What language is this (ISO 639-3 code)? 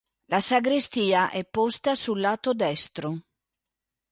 ita